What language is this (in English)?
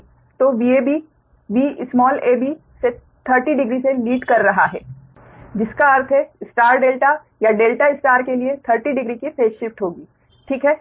Hindi